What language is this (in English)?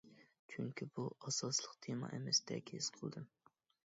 Uyghur